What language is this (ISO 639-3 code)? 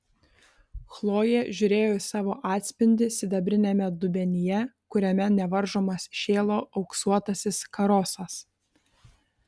lit